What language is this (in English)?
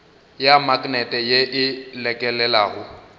Northern Sotho